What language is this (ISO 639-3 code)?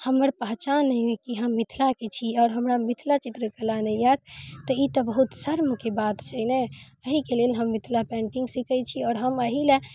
mai